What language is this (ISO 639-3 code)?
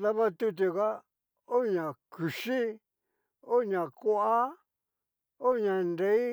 miu